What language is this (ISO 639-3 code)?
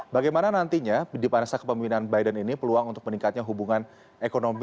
ind